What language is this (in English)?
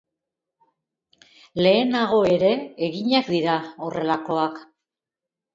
Basque